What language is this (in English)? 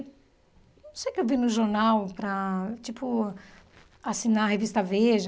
Portuguese